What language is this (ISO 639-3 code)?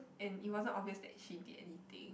eng